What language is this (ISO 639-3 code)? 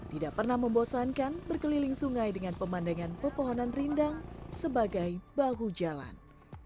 ind